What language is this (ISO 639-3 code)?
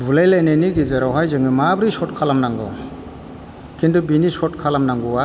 brx